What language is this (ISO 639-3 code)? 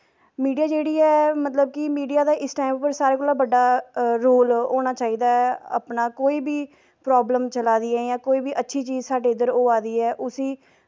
doi